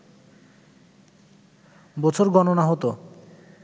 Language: Bangla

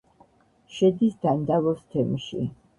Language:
Georgian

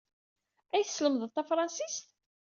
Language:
Kabyle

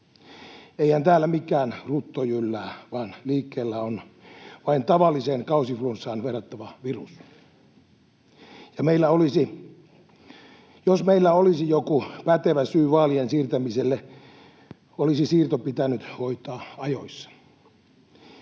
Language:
Finnish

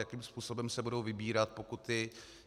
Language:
Czech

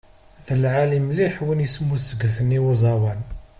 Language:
Kabyle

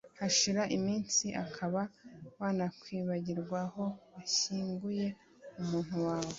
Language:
Kinyarwanda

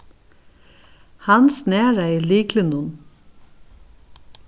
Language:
Faroese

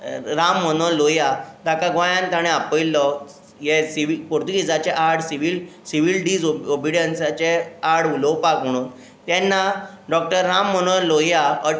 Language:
Konkani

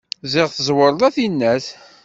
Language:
Kabyle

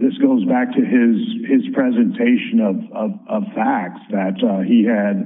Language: English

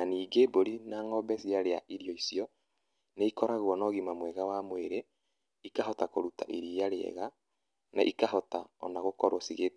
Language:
Kikuyu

